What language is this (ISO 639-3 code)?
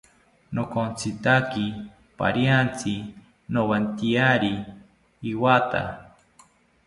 cpy